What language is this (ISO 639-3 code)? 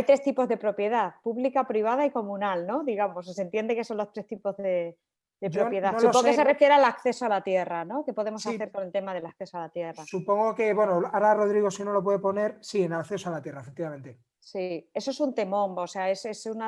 spa